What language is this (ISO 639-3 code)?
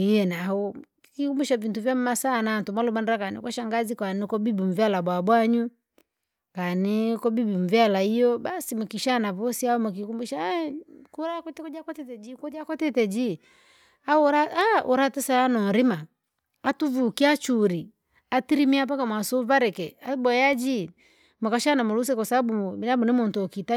lag